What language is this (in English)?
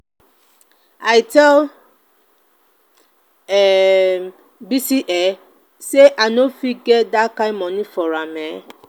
Nigerian Pidgin